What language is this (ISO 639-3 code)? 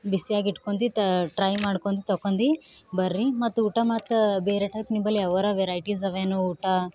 kan